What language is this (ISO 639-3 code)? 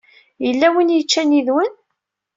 kab